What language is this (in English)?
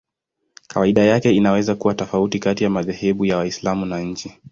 Swahili